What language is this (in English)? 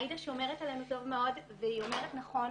Hebrew